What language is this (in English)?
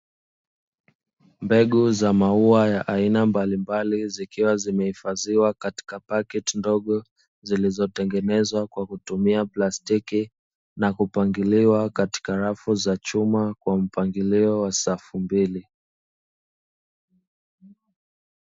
Swahili